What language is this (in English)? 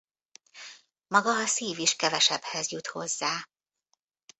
Hungarian